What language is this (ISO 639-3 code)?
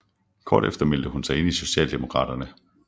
dan